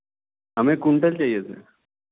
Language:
Hindi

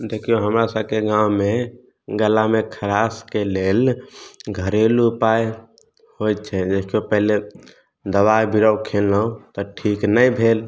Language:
Maithili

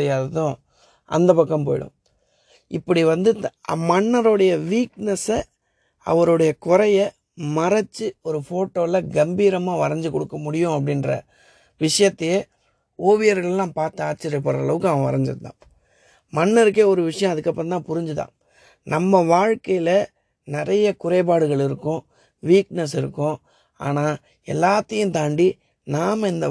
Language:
Tamil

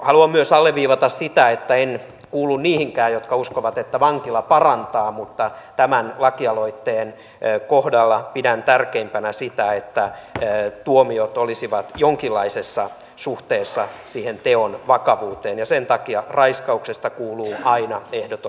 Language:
Finnish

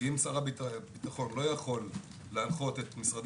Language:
Hebrew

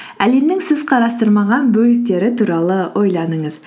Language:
Kazakh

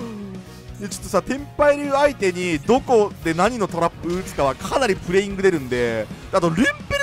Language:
Japanese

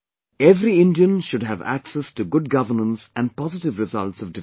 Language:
English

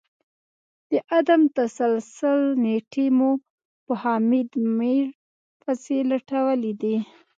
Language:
Pashto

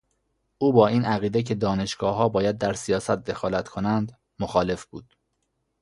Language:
Persian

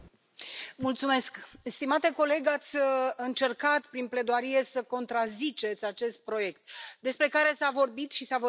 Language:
Romanian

